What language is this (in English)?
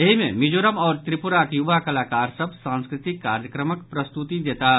Maithili